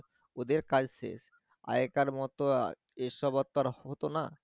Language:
Bangla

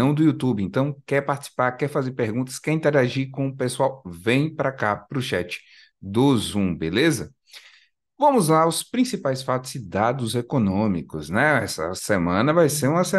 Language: Portuguese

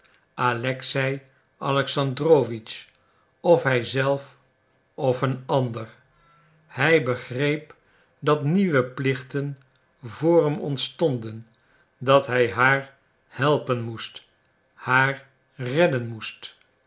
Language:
Dutch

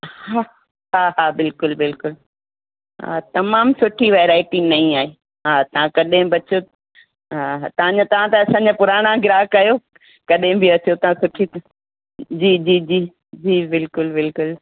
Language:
Sindhi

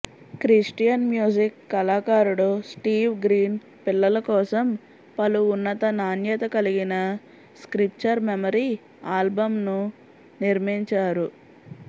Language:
Telugu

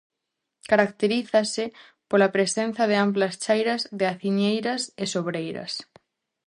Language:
Galician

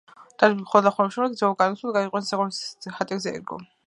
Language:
Georgian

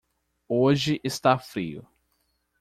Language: Portuguese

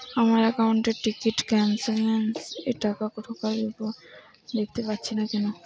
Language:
Bangla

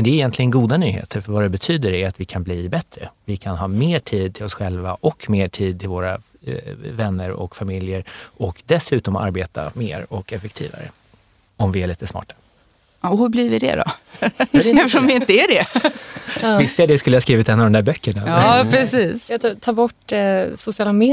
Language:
Swedish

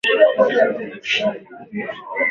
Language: Swahili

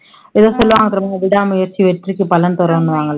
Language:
Tamil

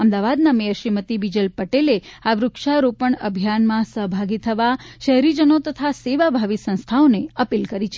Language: Gujarati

